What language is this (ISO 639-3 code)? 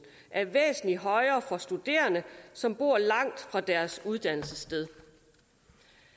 dan